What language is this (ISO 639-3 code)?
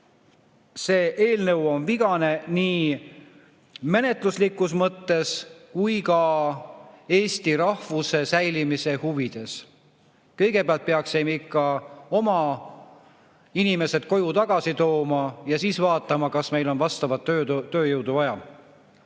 est